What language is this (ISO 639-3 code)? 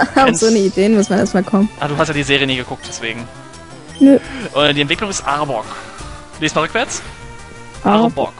deu